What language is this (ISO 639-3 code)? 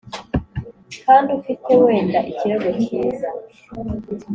kin